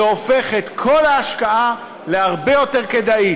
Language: Hebrew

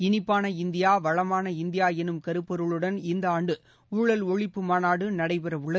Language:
Tamil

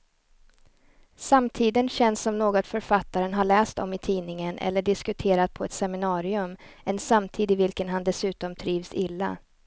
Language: Swedish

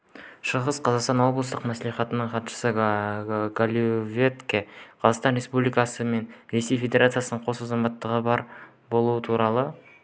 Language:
Kazakh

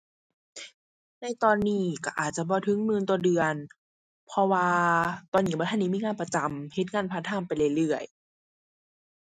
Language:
Thai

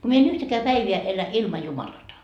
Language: Finnish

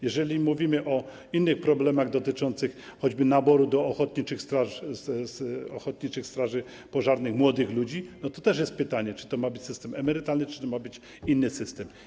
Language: Polish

